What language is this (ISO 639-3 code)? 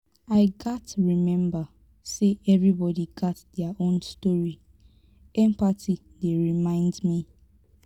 pcm